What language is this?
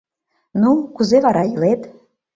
Mari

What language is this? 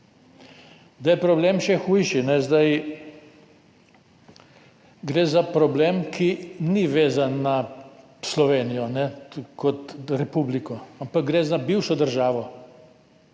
Slovenian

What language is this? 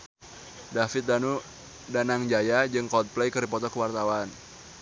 Sundanese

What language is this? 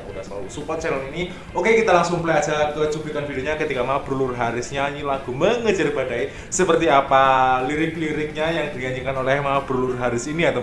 Indonesian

